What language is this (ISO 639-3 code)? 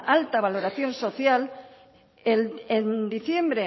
spa